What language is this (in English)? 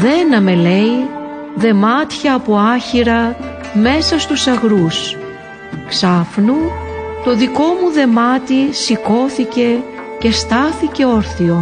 Greek